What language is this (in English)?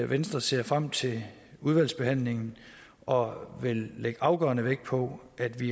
Danish